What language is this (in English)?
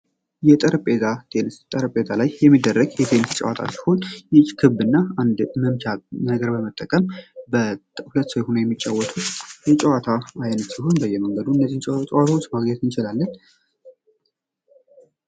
Amharic